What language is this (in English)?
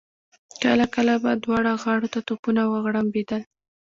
Pashto